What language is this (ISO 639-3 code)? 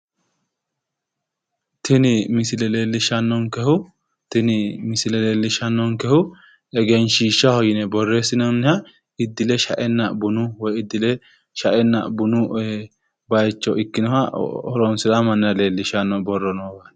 sid